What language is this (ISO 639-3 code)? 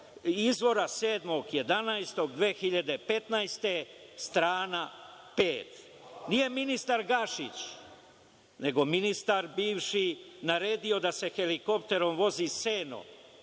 srp